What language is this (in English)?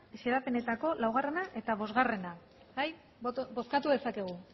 Basque